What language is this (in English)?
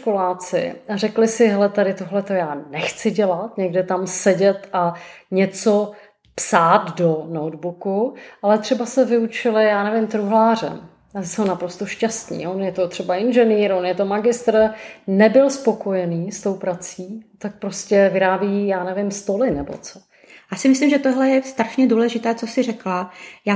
Czech